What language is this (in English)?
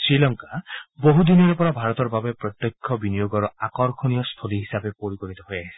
Assamese